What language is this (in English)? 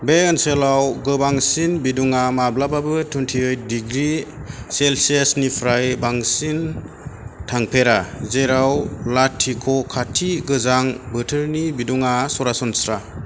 Bodo